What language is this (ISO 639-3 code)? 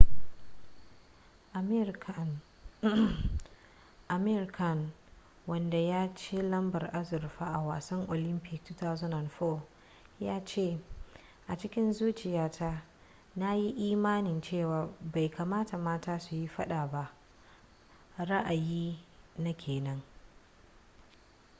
hau